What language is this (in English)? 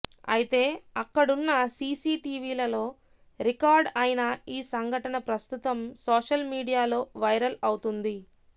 Telugu